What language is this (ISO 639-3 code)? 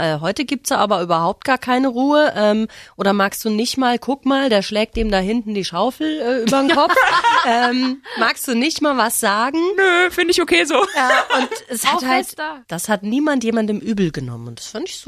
deu